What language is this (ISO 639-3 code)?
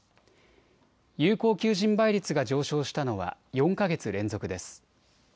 jpn